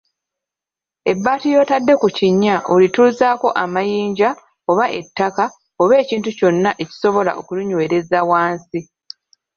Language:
Ganda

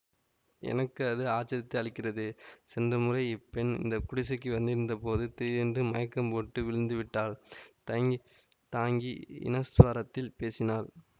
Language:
Tamil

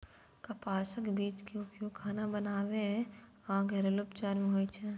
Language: Maithili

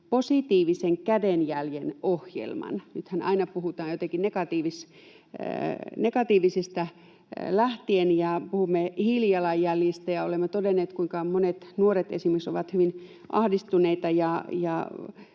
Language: Finnish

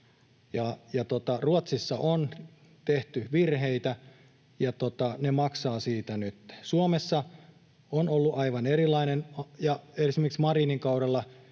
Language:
Finnish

